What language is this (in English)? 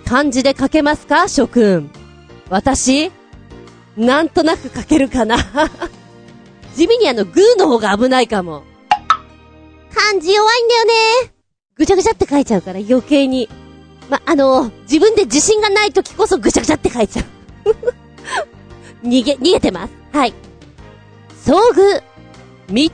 Japanese